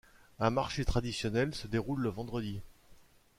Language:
French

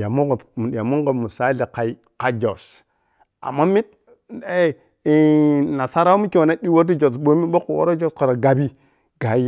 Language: Piya-Kwonci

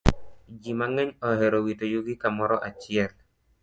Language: Luo (Kenya and Tanzania)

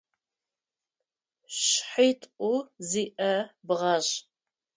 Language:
Adyghe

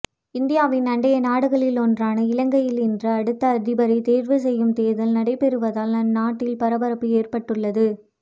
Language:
Tamil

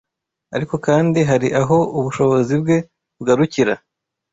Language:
Kinyarwanda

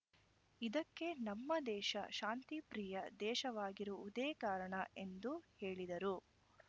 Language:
Kannada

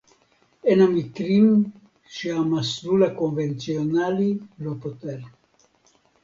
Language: Hebrew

